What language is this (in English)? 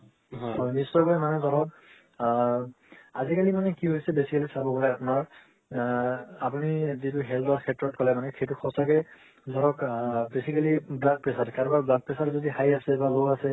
Assamese